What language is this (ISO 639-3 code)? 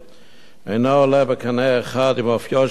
heb